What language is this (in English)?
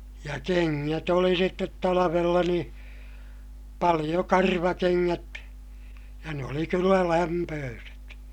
Finnish